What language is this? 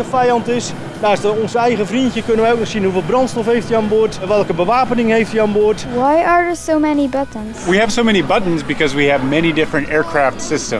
Dutch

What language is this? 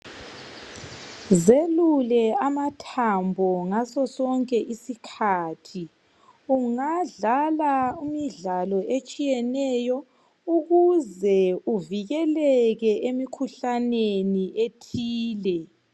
North Ndebele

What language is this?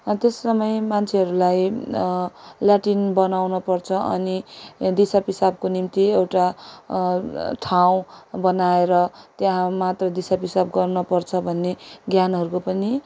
Nepali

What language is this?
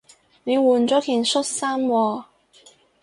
Cantonese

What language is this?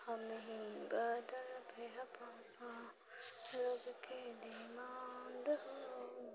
Maithili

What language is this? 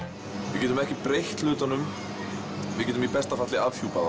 Icelandic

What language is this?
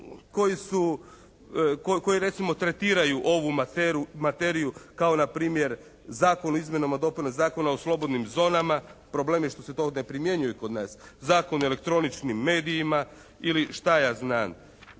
Croatian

